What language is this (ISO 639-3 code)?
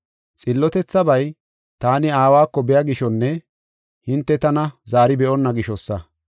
gof